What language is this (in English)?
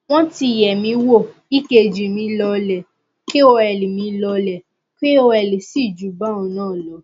Yoruba